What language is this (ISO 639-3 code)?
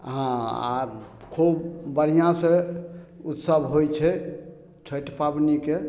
mai